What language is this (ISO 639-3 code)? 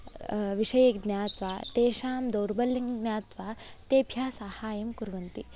san